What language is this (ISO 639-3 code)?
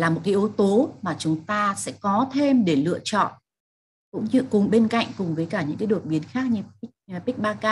vie